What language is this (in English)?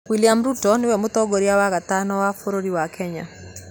Kikuyu